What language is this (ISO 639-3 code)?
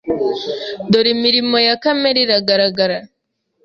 kin